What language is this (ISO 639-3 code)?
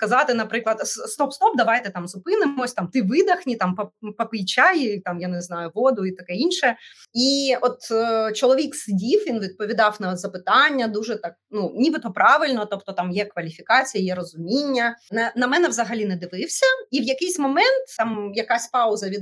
ukr